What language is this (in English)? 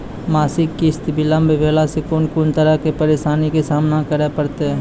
Maithili